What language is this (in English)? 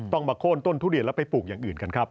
Thai